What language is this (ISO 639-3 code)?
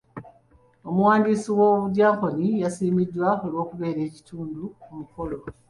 lug